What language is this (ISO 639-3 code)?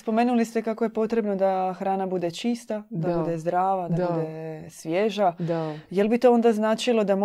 hrv